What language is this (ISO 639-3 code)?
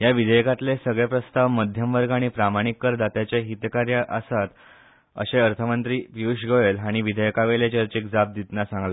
kok